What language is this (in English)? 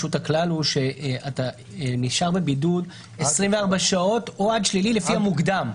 Hebrew